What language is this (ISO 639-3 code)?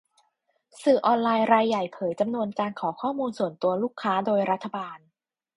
tha